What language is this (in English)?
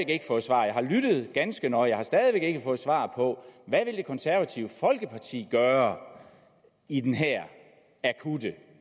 Danish